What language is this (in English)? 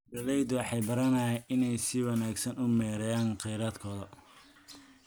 Somali